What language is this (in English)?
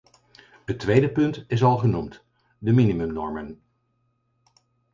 Dutch